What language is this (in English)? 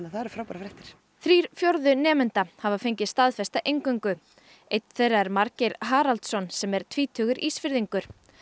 Icelandic